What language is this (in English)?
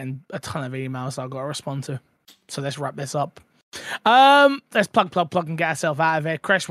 English